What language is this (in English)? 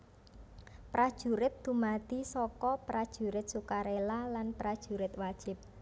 Javanese